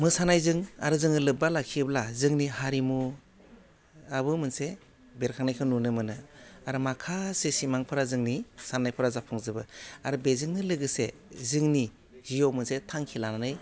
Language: Bodo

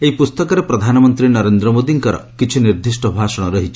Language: Odia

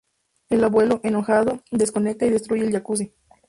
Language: Spanish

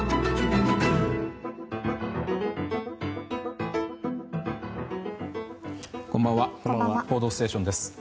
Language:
Japanese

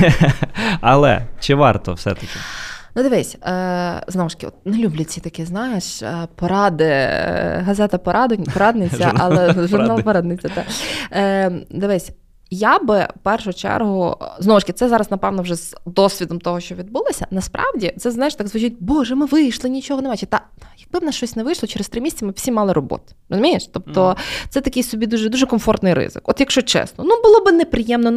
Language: Ukrainian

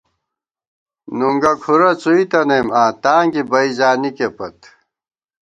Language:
Gawar-Bati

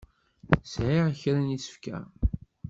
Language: Kabyle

